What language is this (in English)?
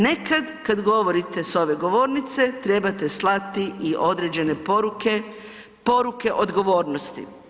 Croatian